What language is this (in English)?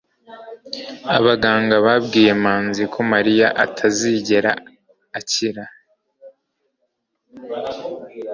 Kinyarwanda